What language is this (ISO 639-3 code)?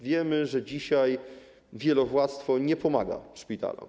pol